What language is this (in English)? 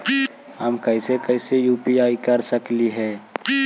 Magahi